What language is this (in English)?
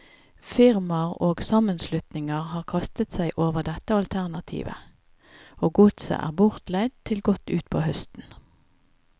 Norwegian